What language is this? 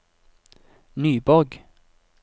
Norwegian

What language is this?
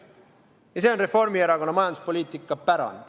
Estonian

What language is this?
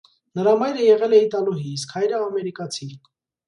Armenian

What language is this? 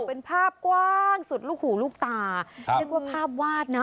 Thai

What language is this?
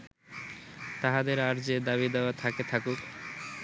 Bangla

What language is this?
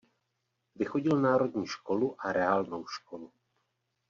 Czech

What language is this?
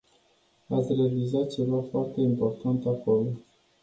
Romanian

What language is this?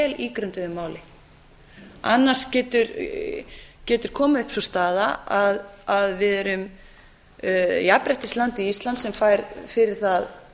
Icelandic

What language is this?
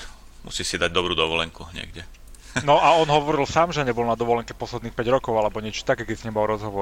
Slovak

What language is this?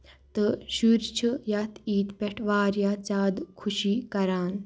Kashmiri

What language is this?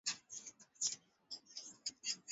Swahili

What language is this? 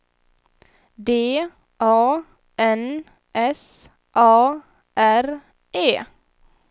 Swedish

